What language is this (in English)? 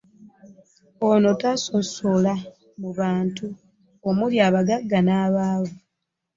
Ganda